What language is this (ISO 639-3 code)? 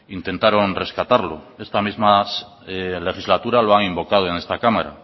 spa